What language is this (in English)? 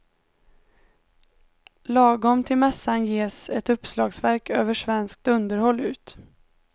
Swedish